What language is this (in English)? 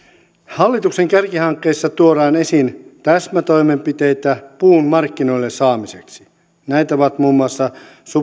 Finnish